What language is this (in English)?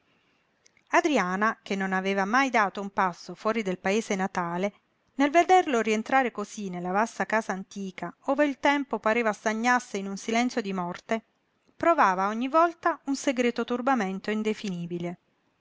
Italian